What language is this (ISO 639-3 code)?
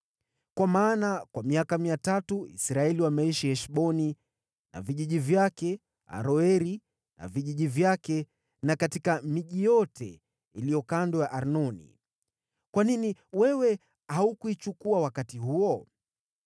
swa